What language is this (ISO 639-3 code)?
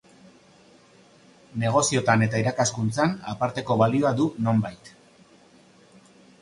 eus